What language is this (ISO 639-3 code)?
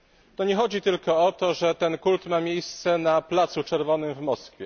pol